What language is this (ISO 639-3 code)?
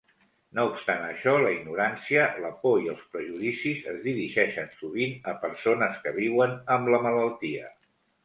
cat